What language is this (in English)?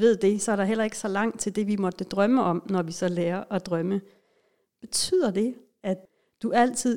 Danish